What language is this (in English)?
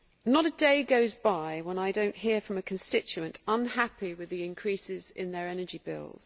English